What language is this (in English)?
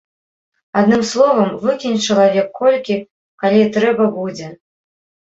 Belarusian